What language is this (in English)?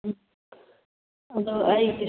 Manipuri